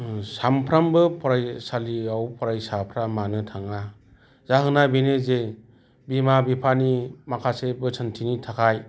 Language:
Bodo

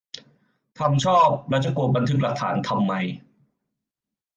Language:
Thai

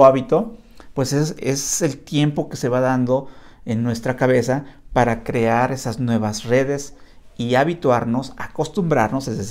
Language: Spanish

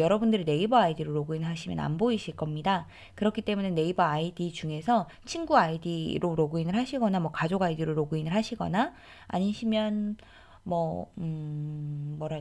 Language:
Korean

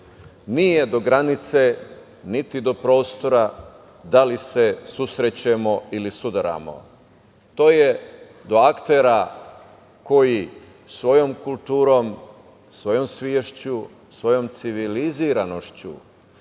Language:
Serbian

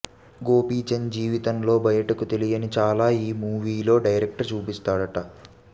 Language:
Telugu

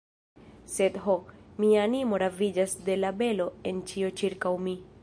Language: Esperanto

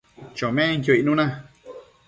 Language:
Matsés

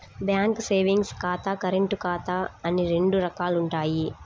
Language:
Telugu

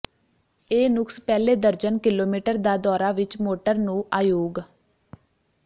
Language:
Punjabi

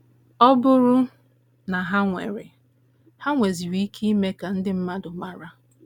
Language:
Igbo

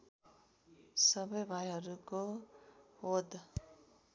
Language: Nepali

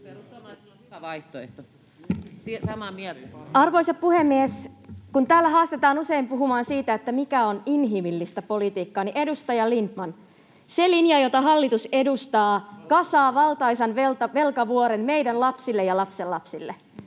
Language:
Finnish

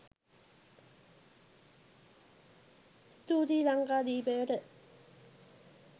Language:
Sinhala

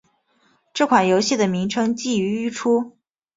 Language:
Chinese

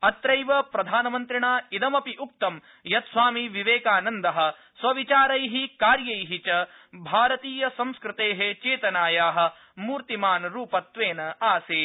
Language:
Sanskrit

